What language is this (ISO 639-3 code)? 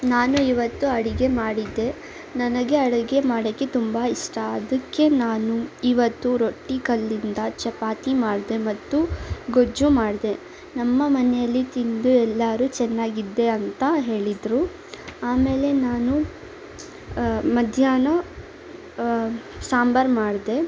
kan